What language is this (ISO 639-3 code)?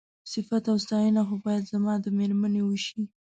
pus